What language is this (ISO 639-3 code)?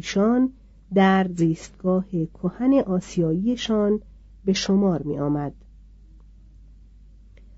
fas